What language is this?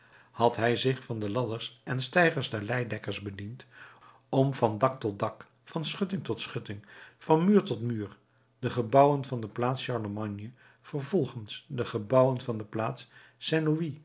Dutch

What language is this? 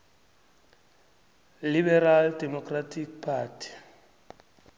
South Ndebele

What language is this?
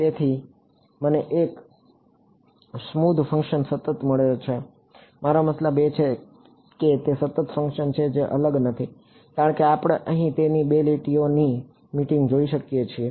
Gujarati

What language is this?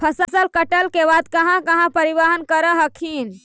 Magahi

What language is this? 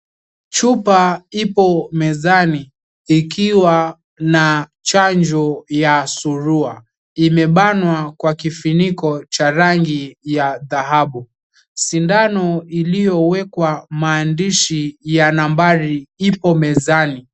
Swahili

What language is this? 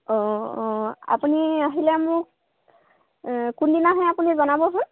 Assamese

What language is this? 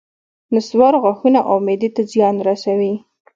Pashto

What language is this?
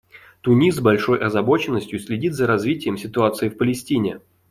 Russian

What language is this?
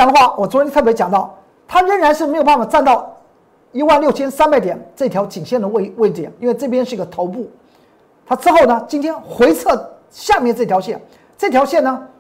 Chinese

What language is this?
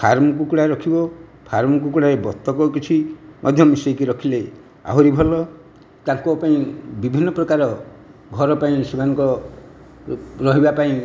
Odia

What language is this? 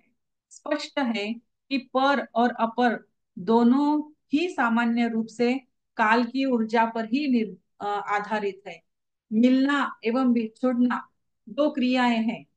Hindi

